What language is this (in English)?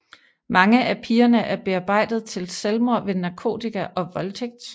Danish